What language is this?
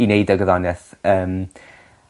Welsh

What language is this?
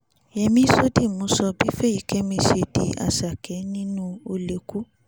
Yoruba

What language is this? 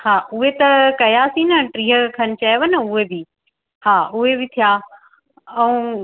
Sindhi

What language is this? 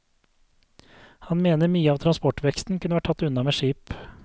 Norwegian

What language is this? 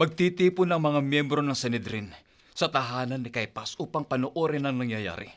Filipino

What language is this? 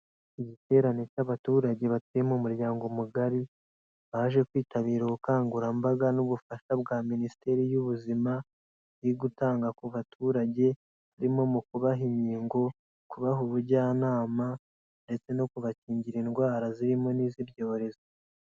Kinyarwanda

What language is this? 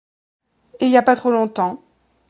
French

